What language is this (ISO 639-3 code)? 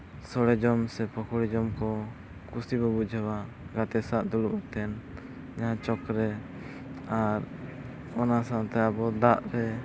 sat